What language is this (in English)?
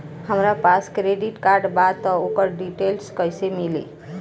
Bhojpuri